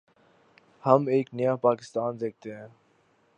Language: Urdu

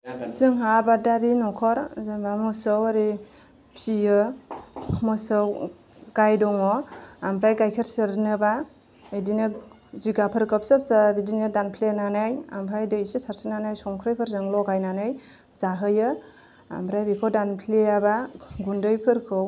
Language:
Bodo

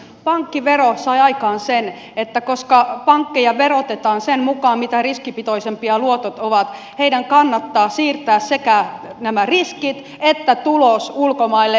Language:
Finnish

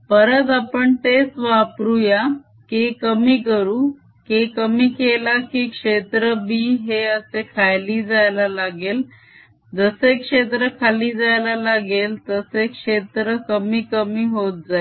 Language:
Marathi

